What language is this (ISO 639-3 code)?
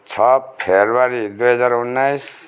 nep